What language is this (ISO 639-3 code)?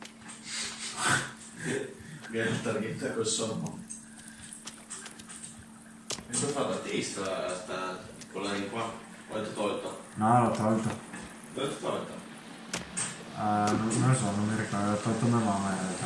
ita